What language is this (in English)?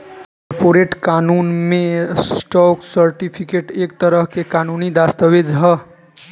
Bhojpuri